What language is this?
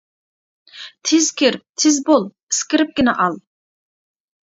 Uyghur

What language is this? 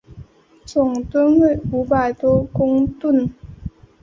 Chinese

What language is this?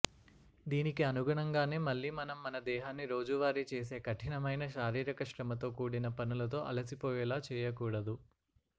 Telugu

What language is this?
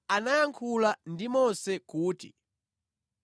Nyanja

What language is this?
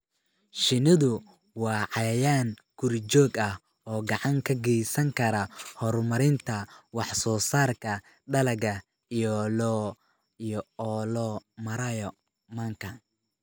Somali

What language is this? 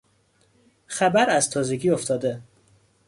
Persian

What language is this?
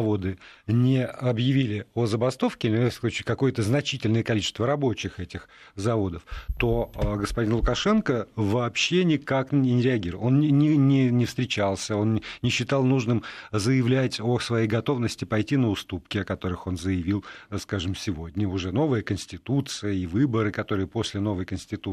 Russian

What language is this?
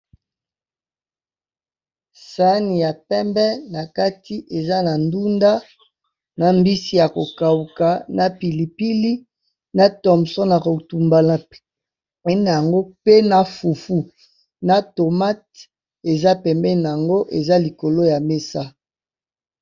Lingala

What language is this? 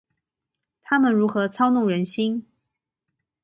Chinese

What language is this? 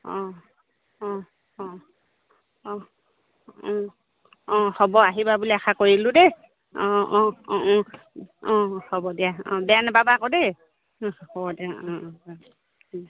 Assamese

